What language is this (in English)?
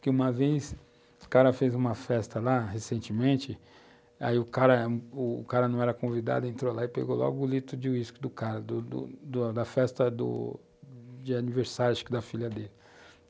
Portuguese